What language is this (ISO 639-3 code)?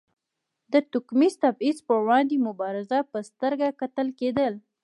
pus